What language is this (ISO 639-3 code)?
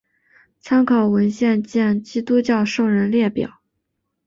zho